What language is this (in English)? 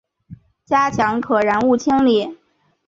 Chinese